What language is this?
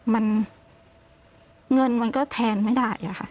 Thai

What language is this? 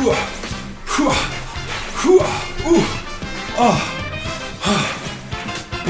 Korean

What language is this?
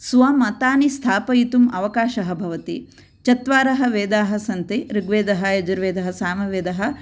Sanskrit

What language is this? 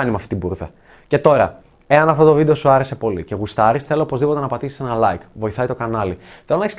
Greek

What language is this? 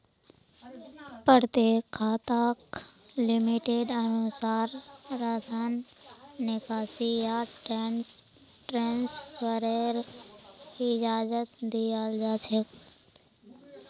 Magahi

